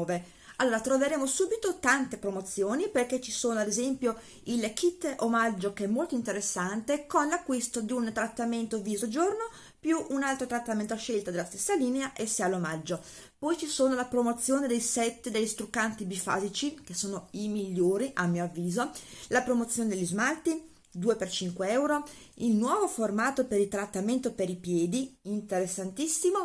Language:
Italian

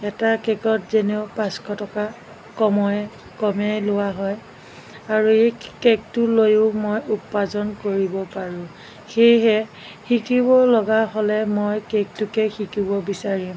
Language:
Assamese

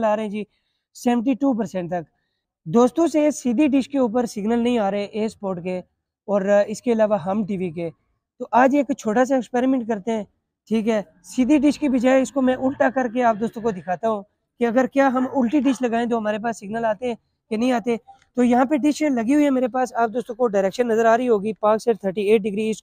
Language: Hindi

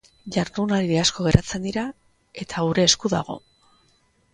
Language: Basque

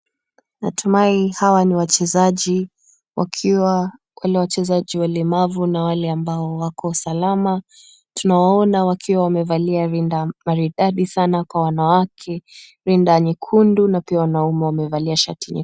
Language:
Swahili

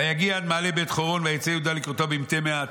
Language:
Hebrew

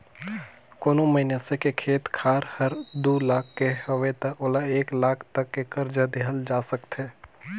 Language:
Chhattisgarhi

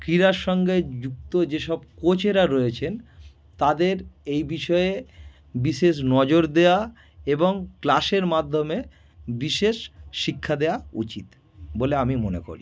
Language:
Bangla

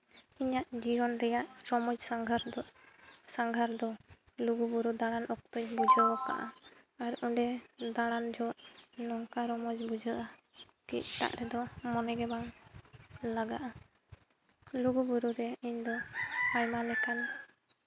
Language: Santali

